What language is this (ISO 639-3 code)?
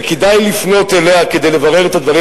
heb